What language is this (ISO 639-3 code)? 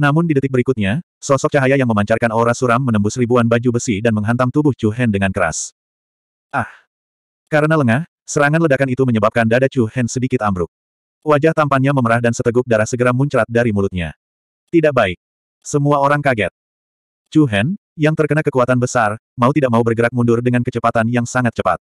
ind